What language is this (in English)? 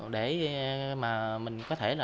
Vietnamese